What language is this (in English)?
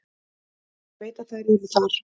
Icelandic